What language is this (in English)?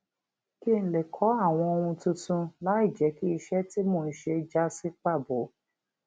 Yoruba